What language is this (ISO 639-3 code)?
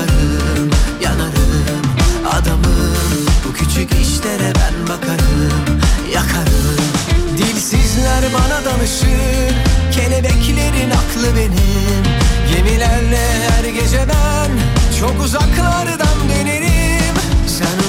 tur